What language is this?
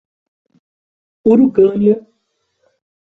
Portuguese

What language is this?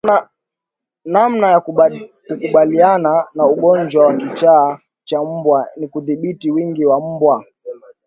Swahili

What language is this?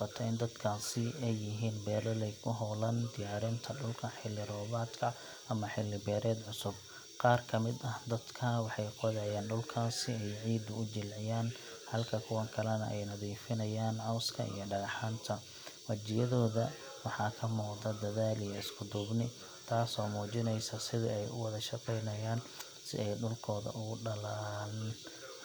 Somali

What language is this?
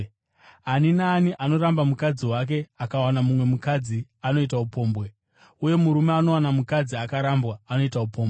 Shona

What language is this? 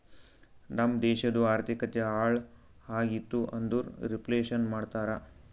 Kannada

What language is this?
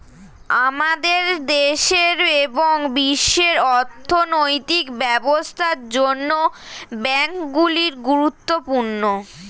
Bangla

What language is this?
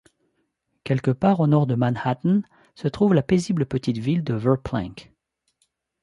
French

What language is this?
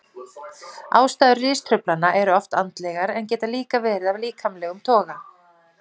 Icelandic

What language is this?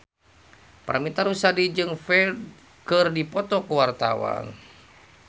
Sundanese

